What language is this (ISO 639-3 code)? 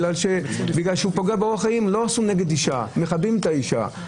heb